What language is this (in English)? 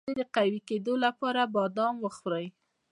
Pashto